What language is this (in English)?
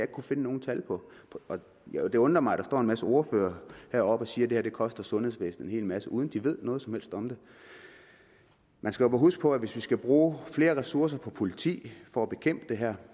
Danish